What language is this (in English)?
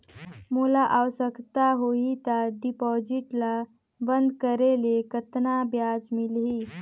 Chhattisgarhi